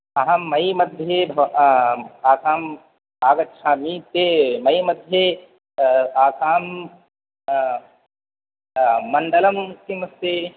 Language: Sanskrit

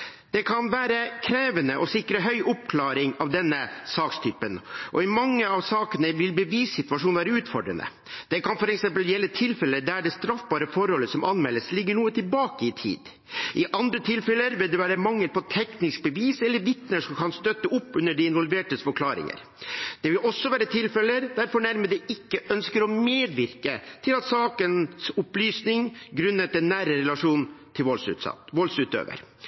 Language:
Norwegian Bokmål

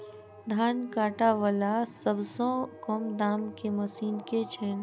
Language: Maithili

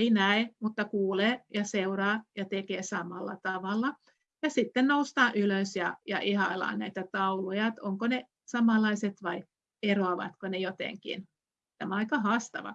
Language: Finnish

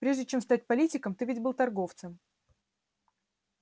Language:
Russian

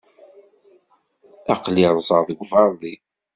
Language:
Kabyle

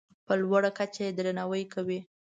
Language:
Pashto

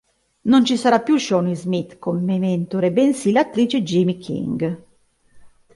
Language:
Italian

